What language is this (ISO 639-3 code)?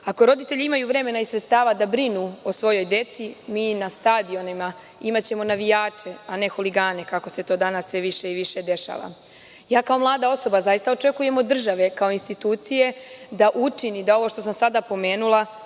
srp